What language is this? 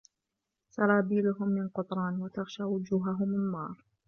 Arabic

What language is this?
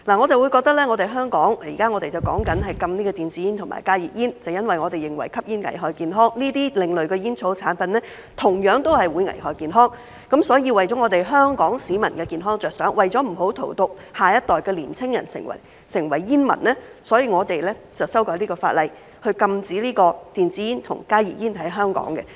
Cantonese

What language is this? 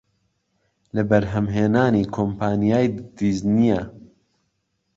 Central Kurdish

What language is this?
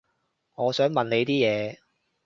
Cantonese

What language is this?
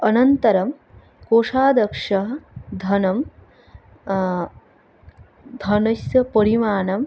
Sanskrit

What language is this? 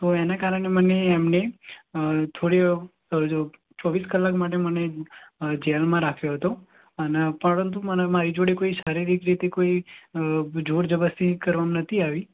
Gujarati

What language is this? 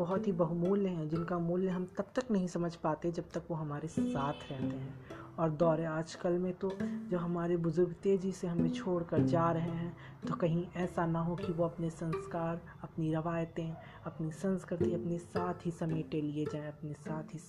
Hindi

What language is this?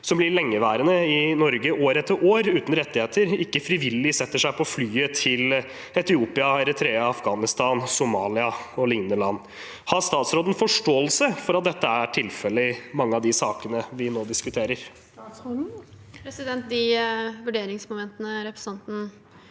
Norwegian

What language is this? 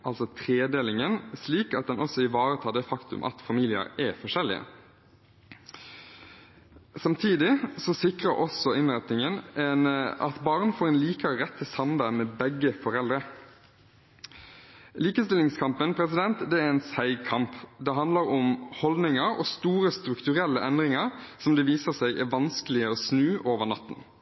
Norwegian Bokmål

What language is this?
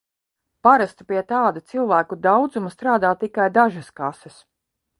Latvian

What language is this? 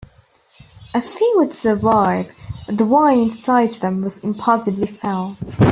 English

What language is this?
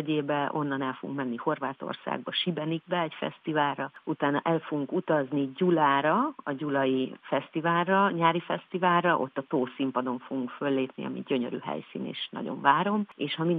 Hungarian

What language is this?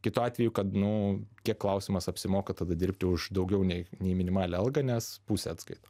Lithuanian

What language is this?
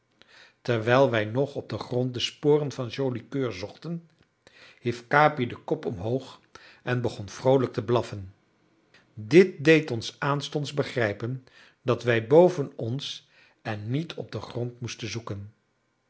Dutch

